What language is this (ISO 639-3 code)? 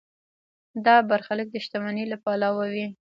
pus